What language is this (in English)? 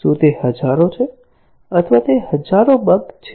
Gujarati